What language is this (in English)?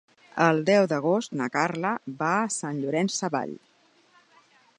Catalan